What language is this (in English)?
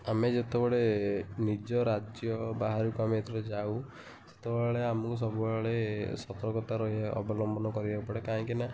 Odia